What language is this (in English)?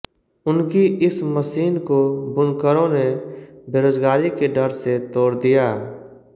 Hindi